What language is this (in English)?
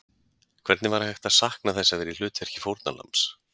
Icelandic